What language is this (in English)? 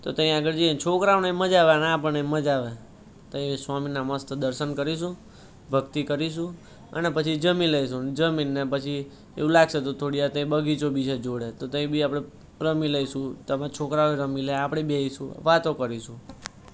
Gujarati